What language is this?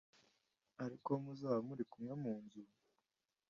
Kinyarwanda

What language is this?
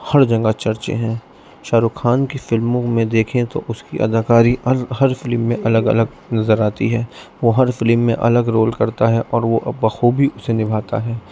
Urdu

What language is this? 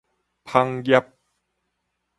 Min Nan Chinese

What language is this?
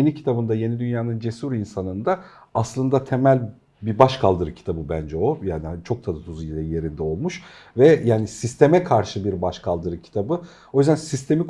Turkish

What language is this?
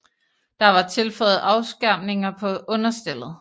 Danish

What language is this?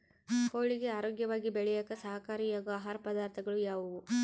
Kannada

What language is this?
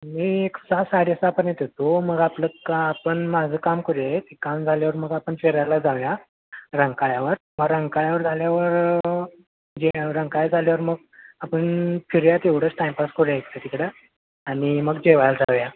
Marathi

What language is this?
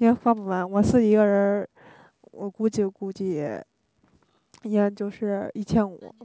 Chinese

